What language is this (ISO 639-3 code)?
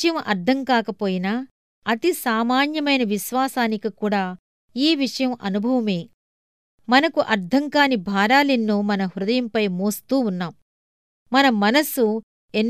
tel